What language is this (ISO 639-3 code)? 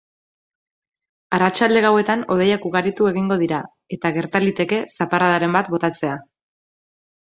eus